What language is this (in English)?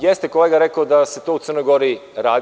Serbian